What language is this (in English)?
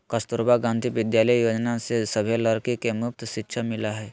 Magahi